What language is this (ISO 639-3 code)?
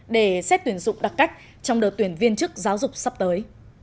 vie